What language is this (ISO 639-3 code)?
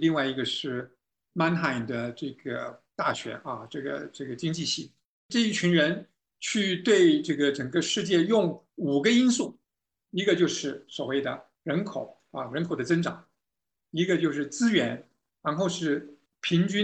zho